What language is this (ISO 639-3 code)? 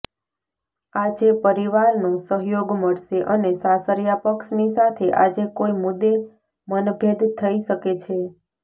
guj